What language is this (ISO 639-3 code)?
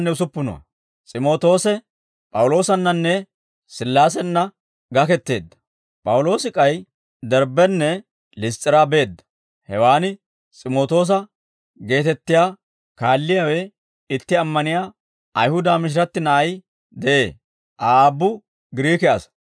dwr